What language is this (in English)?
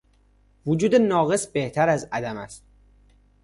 Persian